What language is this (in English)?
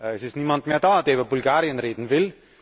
German